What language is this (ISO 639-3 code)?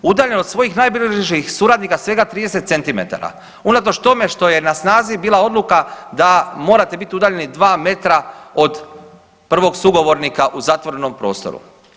hrv